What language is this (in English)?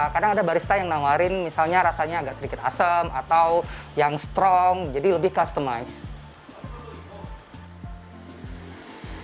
Indonesian